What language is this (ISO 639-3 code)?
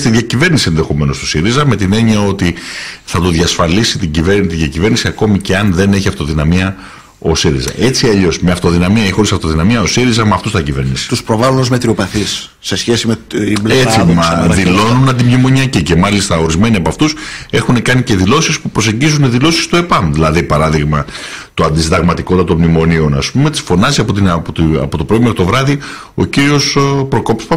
ell